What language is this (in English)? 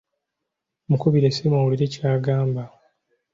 Ganda